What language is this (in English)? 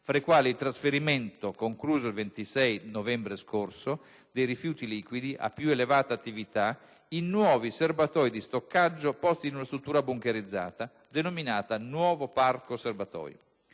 Italian